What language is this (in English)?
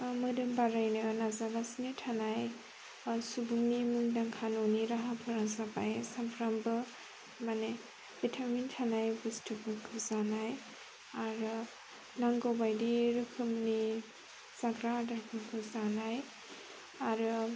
Bodo